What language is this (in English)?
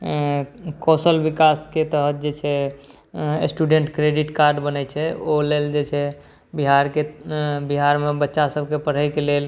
Maithili